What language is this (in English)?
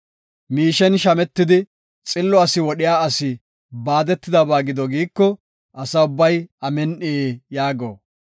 Gofa